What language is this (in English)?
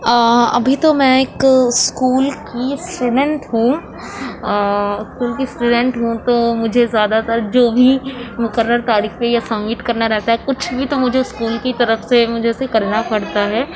Urdu